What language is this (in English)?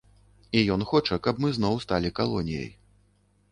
Belarusian